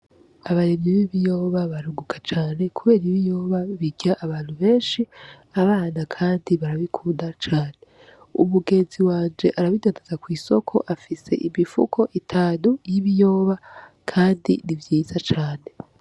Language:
Rundi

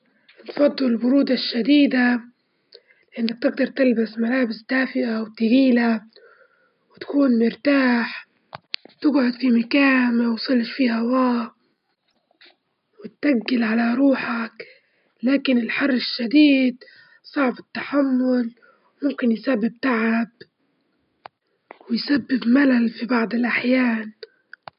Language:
Libyan Arabic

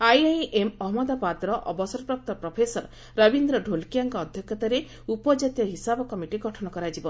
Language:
Odia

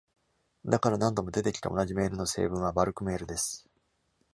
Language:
Japanese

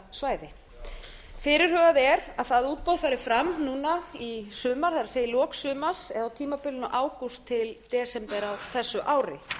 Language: Icelandic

